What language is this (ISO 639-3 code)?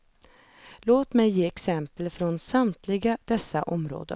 swe